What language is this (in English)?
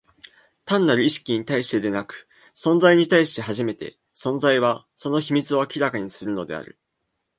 Japanese